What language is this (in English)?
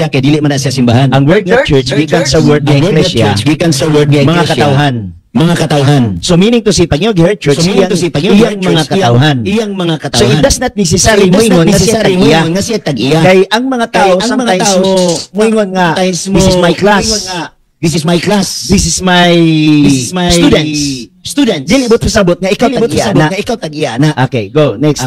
Filipino